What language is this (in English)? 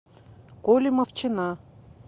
Russian